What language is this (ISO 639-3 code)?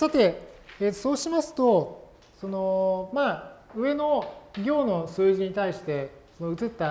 jpn